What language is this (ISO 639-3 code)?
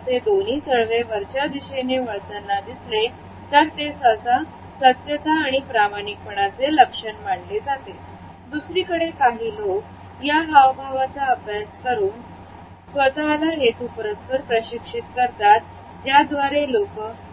mar